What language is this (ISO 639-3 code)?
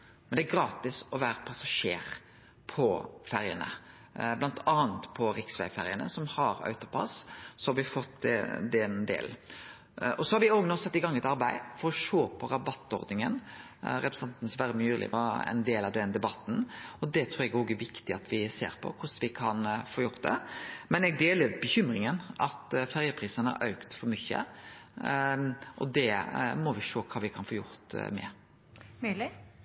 nno